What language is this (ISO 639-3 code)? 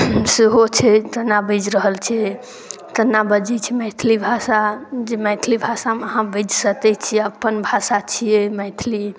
mai